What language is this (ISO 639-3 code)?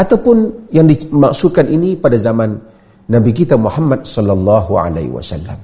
msa